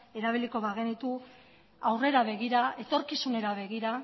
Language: Basque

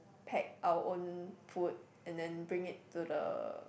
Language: English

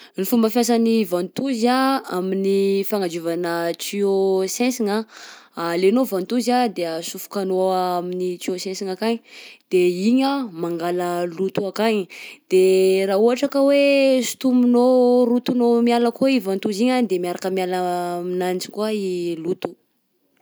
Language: Southern Betsimisaraka Malagasy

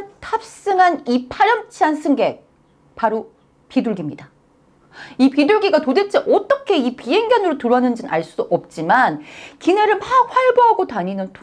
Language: Korean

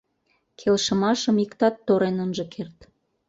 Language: Mari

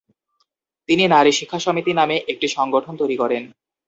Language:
Bangla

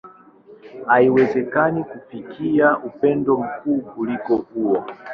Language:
Swahili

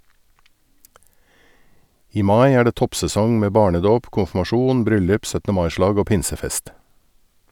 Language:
Norwegian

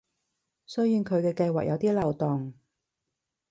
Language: Cantonese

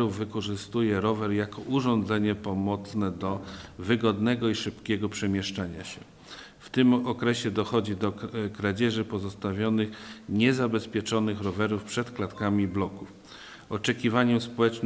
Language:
Polish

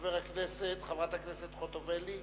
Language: Hebrew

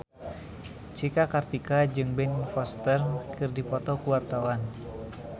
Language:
Sundanese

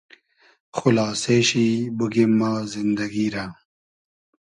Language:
Hazaragi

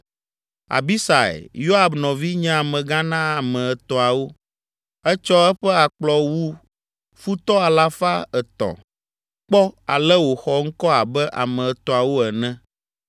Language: Ewe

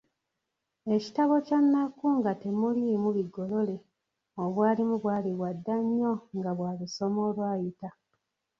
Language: Ganda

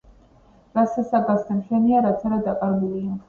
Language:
Georgian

